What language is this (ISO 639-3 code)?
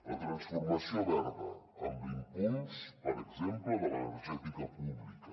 cat